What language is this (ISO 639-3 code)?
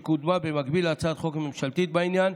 heb